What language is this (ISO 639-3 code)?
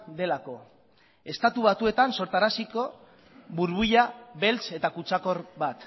eus